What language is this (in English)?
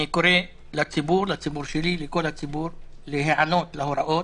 Hebrew